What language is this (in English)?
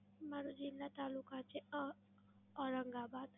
Gujarati